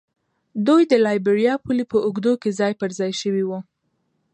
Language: Pashto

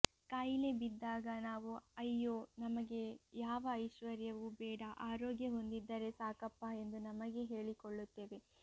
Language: Kannada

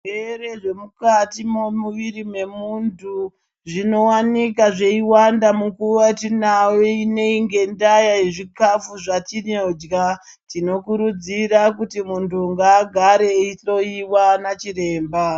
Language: Ndau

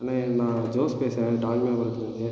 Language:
Tamil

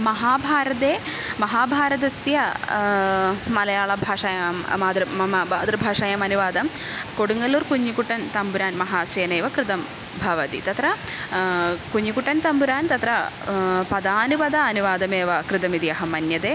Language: Sanskrit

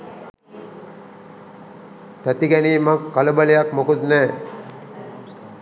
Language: Sinhala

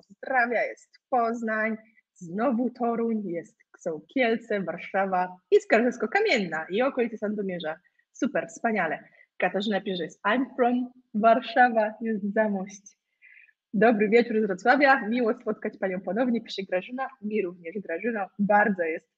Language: Polish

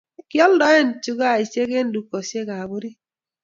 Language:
Kalenjin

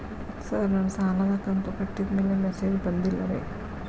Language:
Kannada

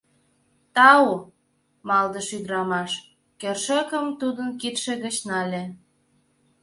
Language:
Mari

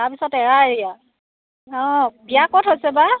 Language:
Assamese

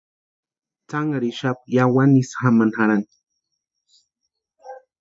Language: Western Highland Purepecha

